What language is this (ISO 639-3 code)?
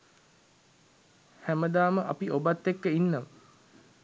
sin